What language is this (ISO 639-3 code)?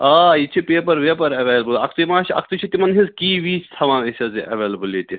kas